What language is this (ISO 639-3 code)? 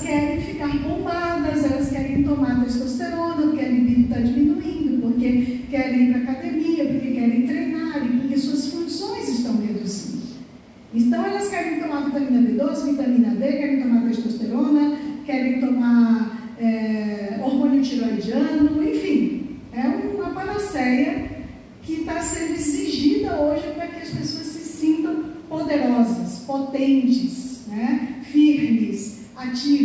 por